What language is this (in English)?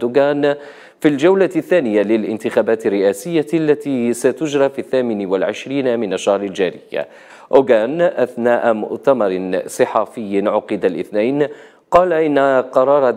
Arabic